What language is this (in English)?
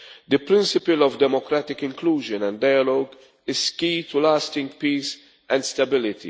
English